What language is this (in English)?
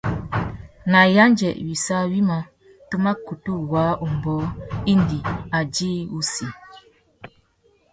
Tuki